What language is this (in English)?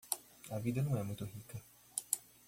Portuguese